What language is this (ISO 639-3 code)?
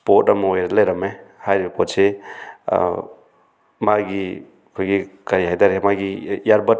mni